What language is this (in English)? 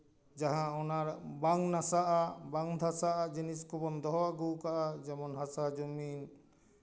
Santali